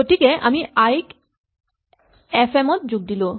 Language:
Assamese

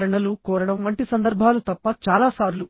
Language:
Telugu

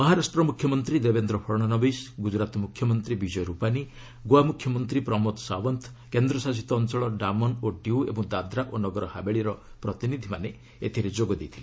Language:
Odia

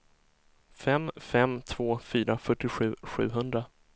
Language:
Swedish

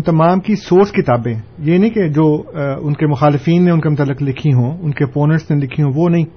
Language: Urdu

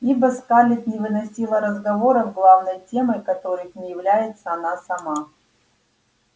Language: Russian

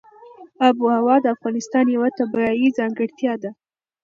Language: Pashto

